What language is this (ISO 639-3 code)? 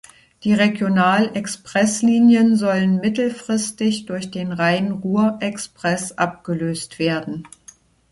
deu